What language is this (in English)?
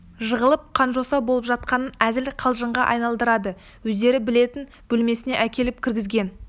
Kazakh